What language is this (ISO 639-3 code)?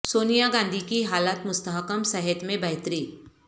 urd